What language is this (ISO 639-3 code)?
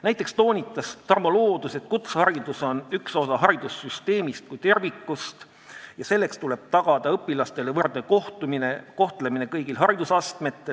est